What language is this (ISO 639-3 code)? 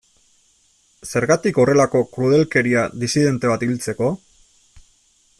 eus